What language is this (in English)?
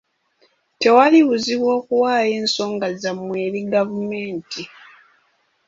Ganda